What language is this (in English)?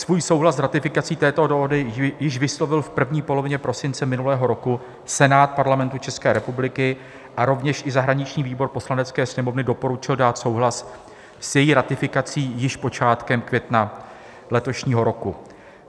Czech